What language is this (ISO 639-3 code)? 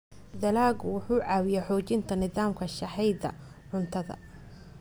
som